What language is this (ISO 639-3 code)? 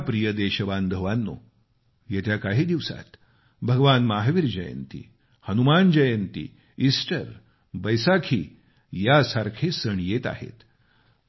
mar